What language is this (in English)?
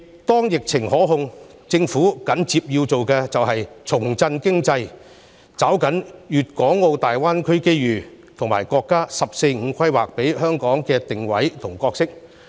Cantonese